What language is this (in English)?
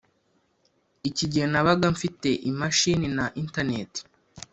Kinyarwanda